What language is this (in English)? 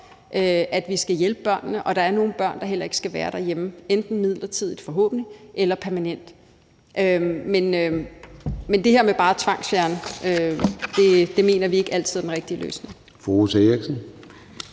Danish